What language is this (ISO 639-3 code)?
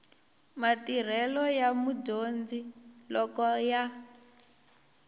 tso